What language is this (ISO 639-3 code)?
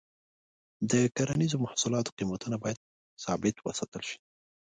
pus